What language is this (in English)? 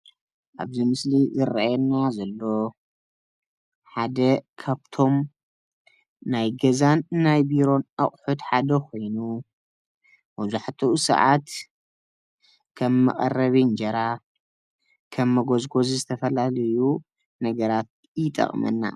Tigrinya